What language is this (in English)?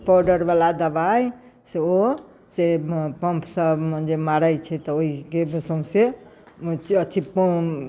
Maithili